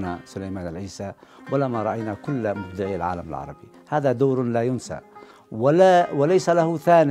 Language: Arabic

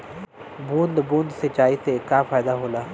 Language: Bhojpuri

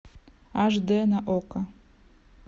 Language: Russian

